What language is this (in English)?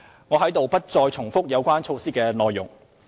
Cantonese